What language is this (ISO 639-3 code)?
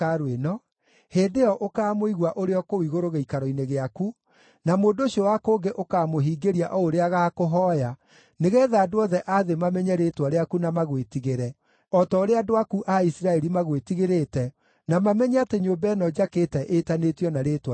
kik